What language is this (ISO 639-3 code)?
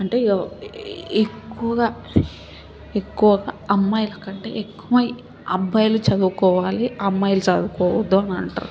tel